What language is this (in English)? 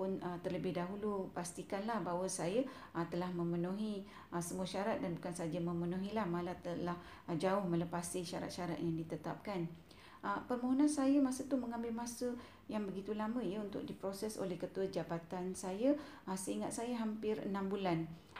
Malay